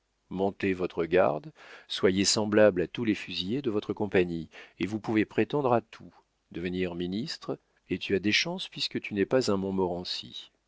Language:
French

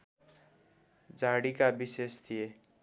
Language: Nepali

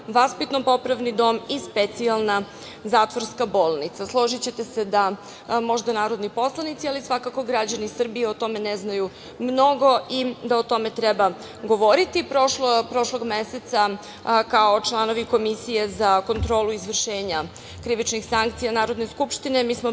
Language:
Serbian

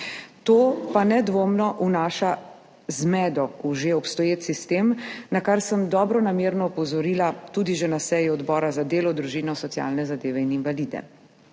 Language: Slovenian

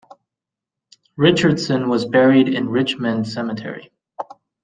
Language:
English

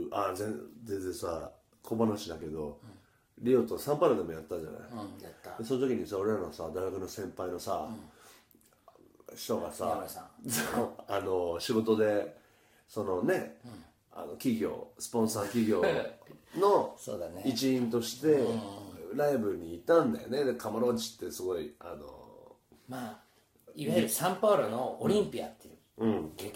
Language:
Japanese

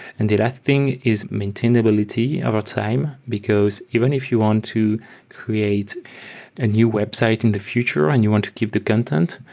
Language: English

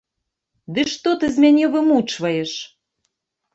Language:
Belarusian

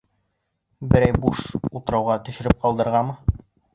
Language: Bashkir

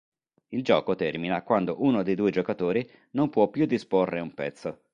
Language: Italian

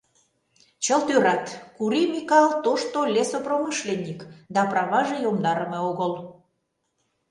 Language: Mari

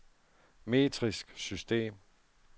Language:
Danish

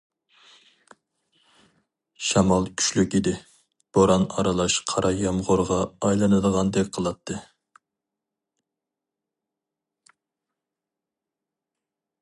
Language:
Uyghur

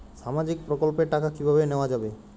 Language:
Bangla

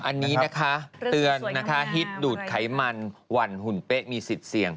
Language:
Thai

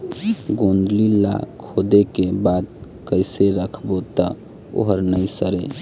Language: Chhattisgarhi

